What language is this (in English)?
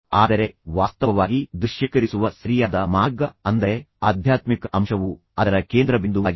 Kannada